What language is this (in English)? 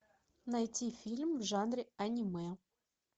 Russian